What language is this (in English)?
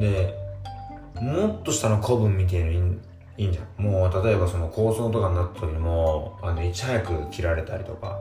Japanese